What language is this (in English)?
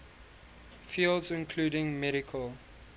English